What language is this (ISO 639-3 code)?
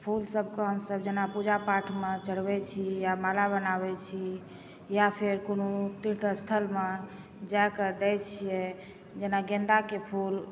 mai